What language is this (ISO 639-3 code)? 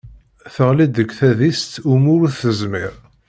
kab